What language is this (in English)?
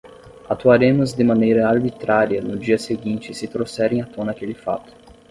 Portuguese